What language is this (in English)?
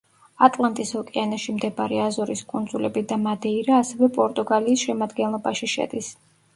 Georgian